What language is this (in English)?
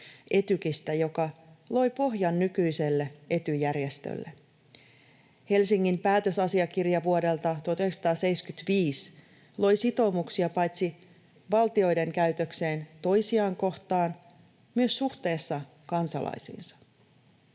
Finnish